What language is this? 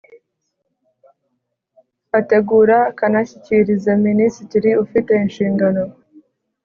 Kinyarwanda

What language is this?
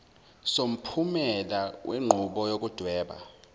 Zulu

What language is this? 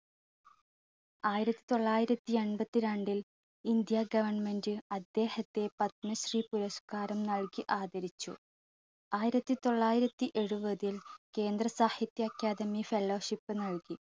Malayalam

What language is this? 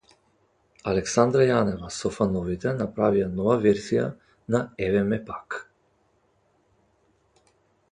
Macedonian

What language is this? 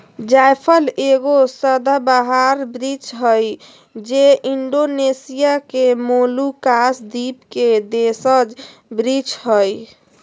Magahi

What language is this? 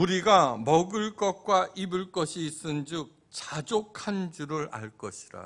Korean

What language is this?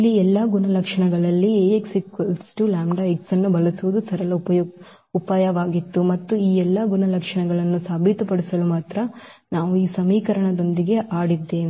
Kannada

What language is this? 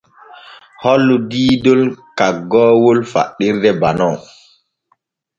Borgu Fulfulde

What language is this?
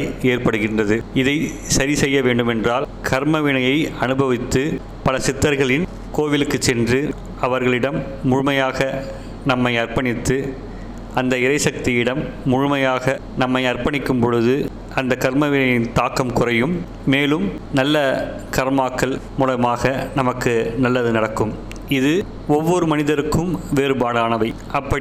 Tamil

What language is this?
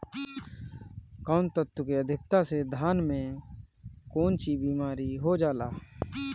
Bhojpuri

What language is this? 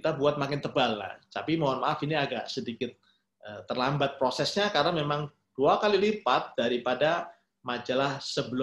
Indonesian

